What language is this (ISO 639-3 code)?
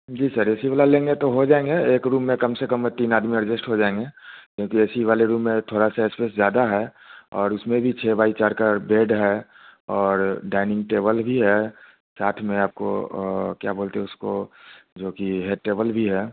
hin